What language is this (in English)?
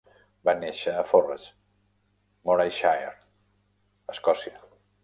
Catalan